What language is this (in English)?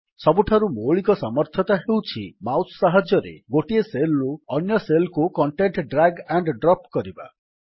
Odia